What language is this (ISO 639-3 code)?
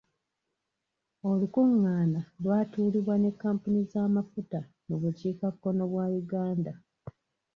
lug